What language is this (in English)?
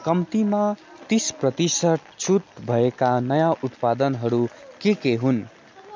Nepali